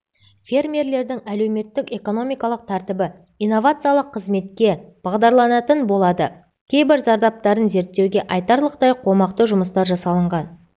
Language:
Kazakh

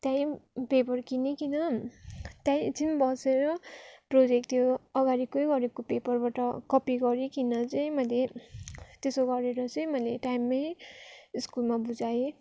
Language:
Nepali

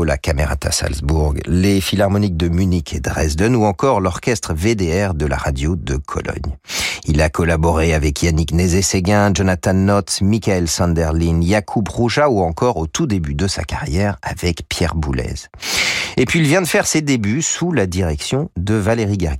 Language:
French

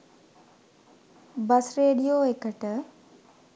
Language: Sinhala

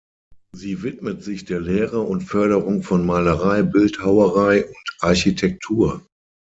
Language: German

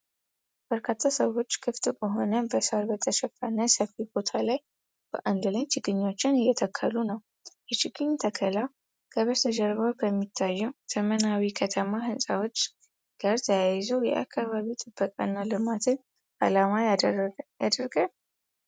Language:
Amharic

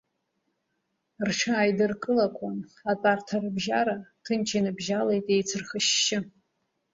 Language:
Abkhazian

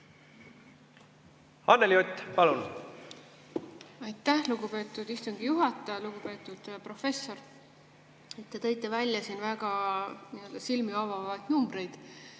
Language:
Estonian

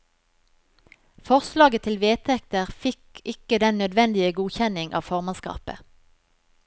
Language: Norwegian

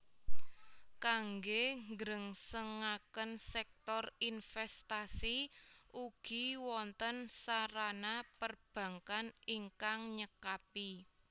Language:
Javanese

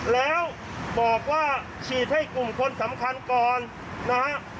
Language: Thai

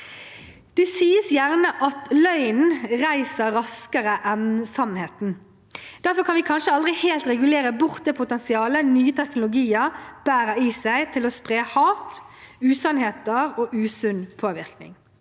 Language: Norwegian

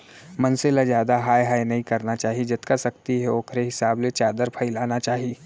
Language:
Chhattisgarhi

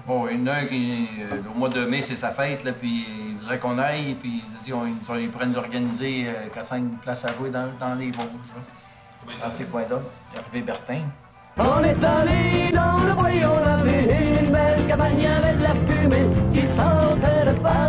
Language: French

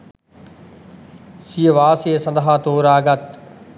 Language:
Sinhala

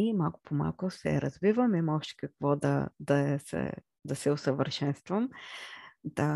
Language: Bulgarian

